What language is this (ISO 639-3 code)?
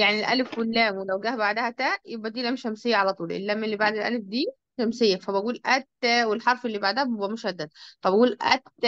ara